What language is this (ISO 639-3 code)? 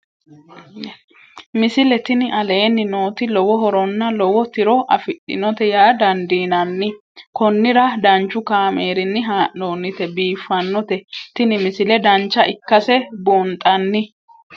sid